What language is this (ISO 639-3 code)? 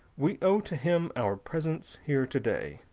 eng